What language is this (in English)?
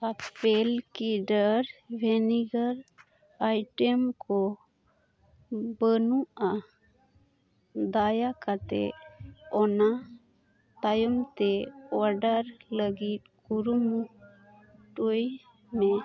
Santali